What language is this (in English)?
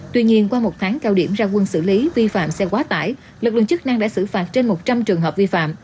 Vietnamese